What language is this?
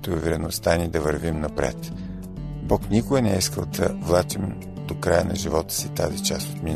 Bulgarian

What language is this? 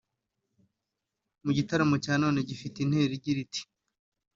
Kinyarwanda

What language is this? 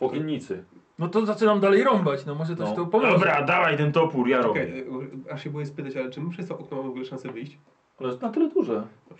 Polish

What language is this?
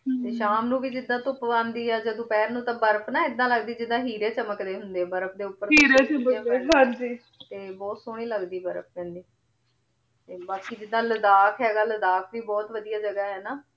Punjabi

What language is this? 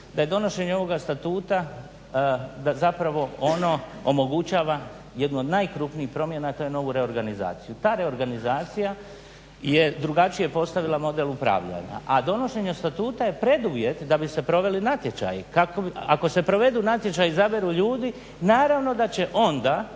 Croatian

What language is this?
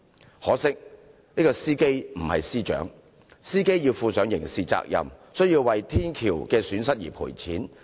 Cantonese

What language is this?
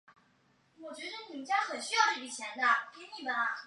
Chinese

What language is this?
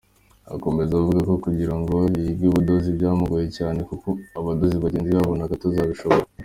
Kinyarwanda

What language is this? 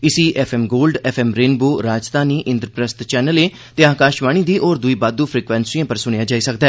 Dogri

